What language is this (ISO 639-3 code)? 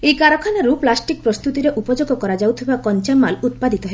ori